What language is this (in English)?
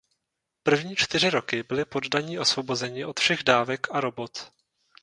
Czech